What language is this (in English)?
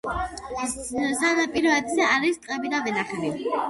Georgian